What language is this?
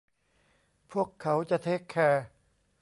Thai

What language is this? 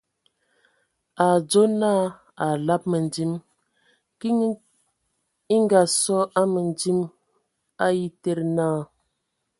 Ewondo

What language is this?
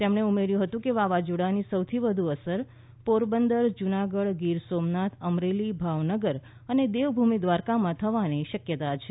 Gujarati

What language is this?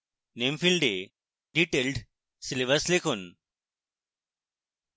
Bangla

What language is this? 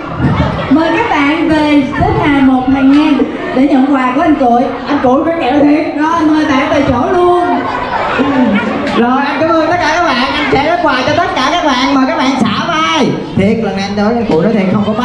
Vietnamese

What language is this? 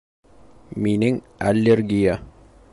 Bashkir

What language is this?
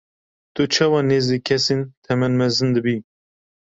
Kurdish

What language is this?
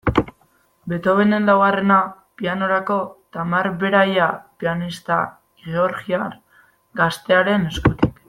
Basque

